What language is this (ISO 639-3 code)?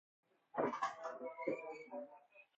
fas